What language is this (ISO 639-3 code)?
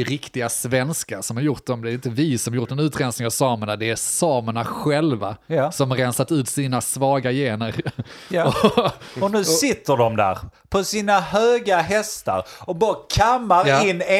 swe